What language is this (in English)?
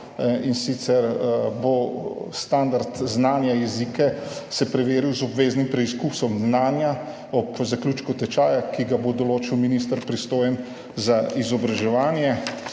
Slovenian